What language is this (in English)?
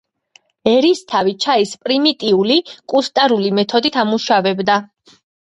Georgian